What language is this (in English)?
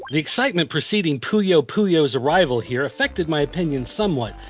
English